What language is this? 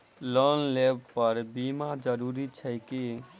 Maithili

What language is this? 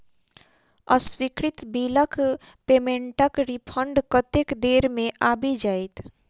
Maithili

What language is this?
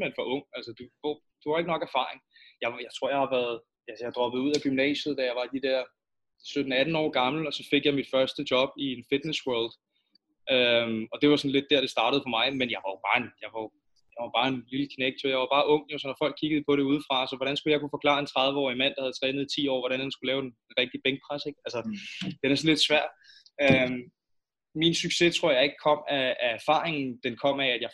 Danish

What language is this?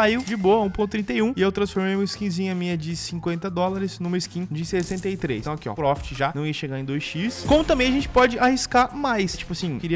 Portuguese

